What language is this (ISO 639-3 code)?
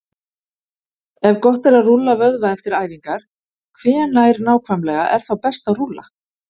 isl